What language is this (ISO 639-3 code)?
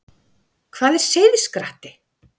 isl